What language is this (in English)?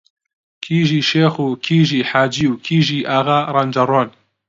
Central Kurdish